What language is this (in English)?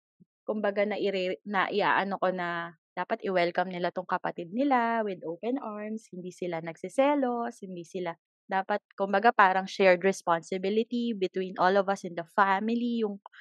Filipino